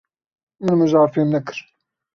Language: Kurdish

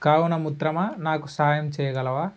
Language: Telugu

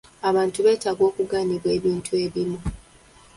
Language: Ganda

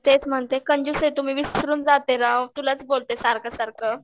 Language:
Marathi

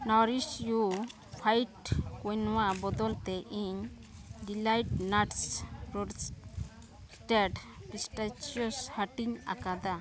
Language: Santali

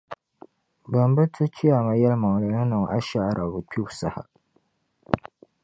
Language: Dagbani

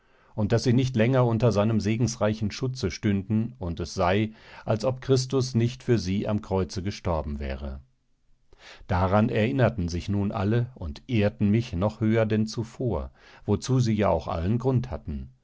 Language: German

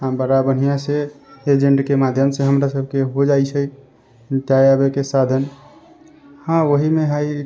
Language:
Maithili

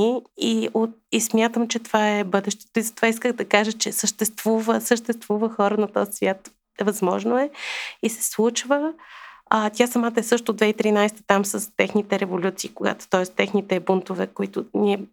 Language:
Bulgarian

